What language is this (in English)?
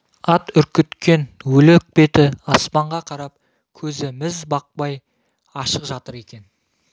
Kazakh